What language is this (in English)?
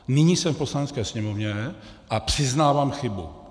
Czech